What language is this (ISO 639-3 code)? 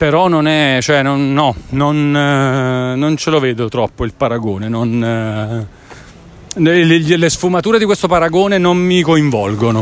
ita